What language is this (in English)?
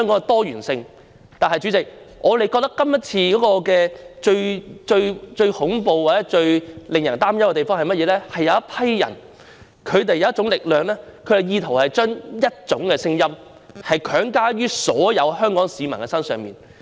Cantonese